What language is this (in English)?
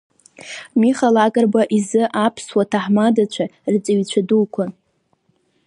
Abkhazian